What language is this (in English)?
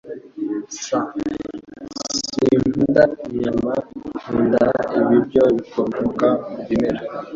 Kinyarwanda